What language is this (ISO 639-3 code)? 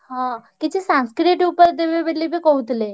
ori